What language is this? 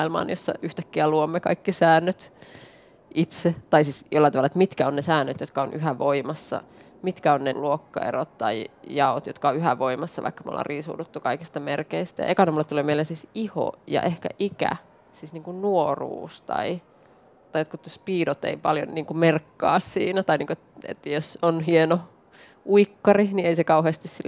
Finnish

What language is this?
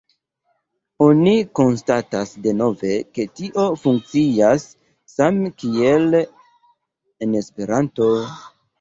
Esperanto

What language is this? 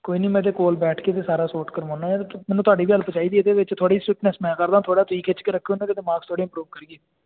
Punjabi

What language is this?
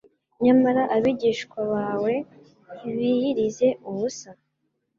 Kinyarwanda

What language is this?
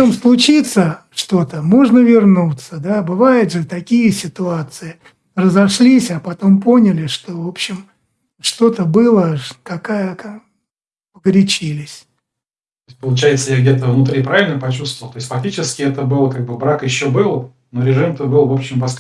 Russian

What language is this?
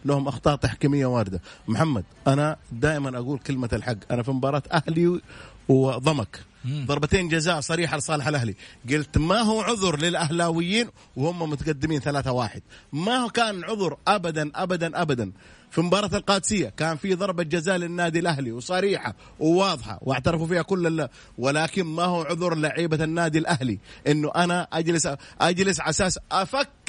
Arabic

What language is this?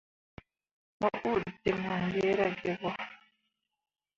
Mundang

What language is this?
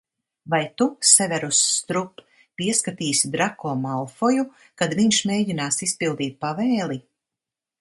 Latvian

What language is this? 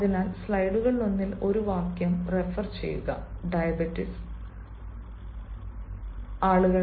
Malayalam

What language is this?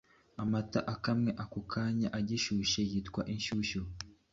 Kinyarwanda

